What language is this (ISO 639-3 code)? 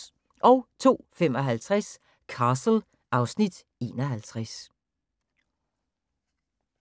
dan